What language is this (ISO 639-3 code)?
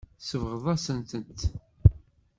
kab